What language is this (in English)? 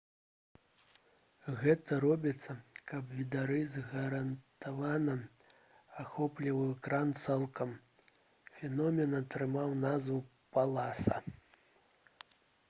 Belarusian